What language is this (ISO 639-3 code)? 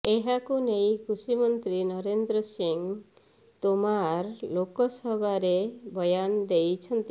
ori